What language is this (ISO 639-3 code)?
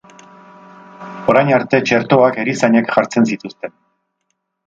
eus